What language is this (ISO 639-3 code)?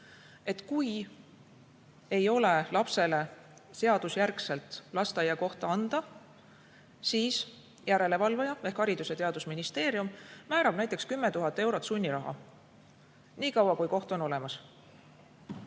est